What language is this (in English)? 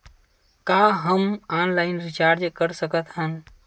Chhattisgarhi